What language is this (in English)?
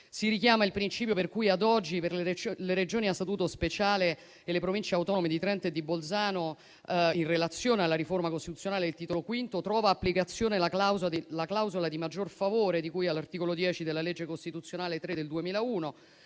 Italian